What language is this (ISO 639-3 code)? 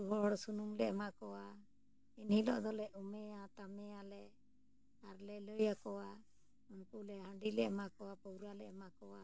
sat